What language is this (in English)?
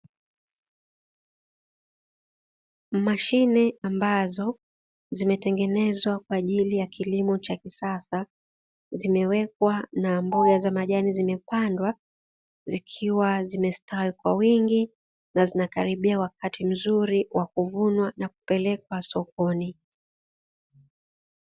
Swahili